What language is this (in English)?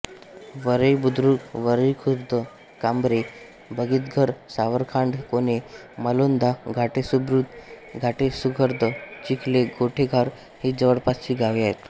Marathi